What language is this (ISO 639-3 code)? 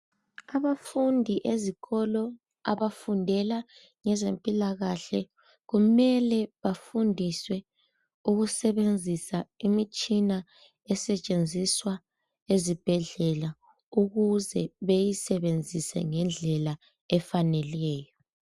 nde